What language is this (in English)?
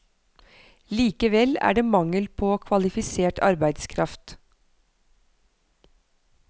Norwegian